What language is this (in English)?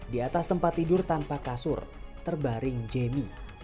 Indonesian